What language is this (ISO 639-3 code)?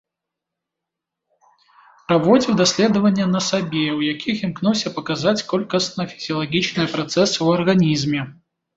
bel